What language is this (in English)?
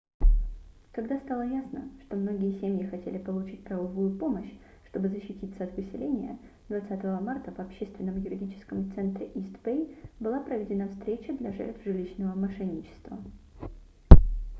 Russian